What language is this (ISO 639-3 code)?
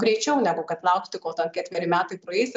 lit